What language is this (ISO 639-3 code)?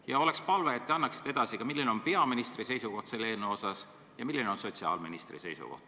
est